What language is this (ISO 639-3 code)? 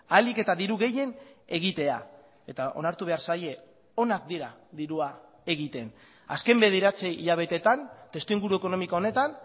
eus